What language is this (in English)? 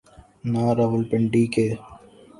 Urdu